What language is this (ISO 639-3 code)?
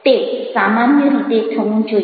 guj